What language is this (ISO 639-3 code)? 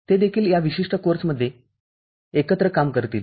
mar